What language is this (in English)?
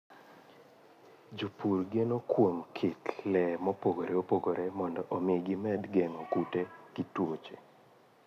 Luo (Kenya and Tanzania)